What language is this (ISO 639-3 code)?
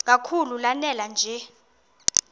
xho